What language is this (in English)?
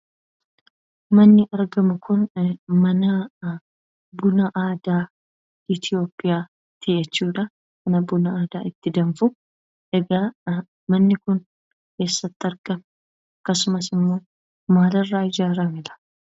Oromo